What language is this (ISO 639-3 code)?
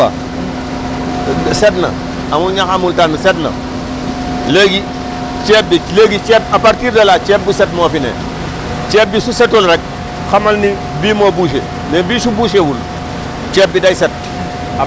wol